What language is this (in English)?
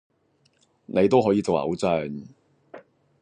Cantonese